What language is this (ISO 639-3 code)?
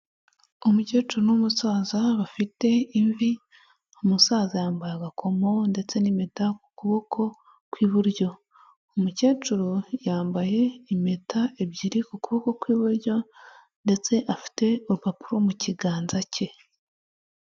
kin